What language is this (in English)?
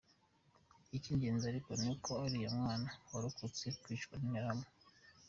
Kinyarwanda